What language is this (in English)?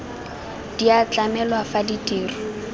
Tswana